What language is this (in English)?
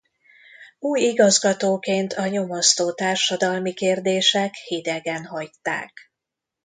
Hungarian